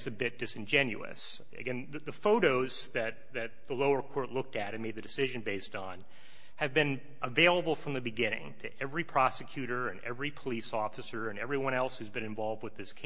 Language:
English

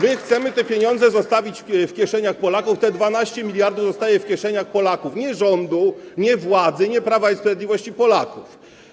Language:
Polish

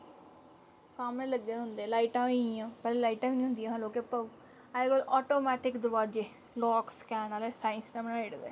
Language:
Dogri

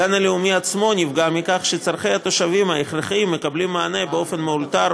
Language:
Hebrew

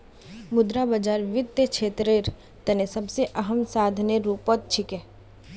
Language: Magahi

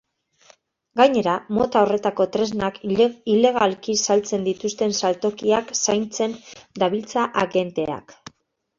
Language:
Basque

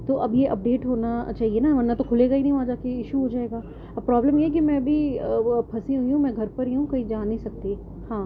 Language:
Urdu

